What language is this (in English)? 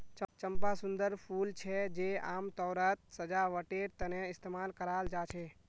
Magahi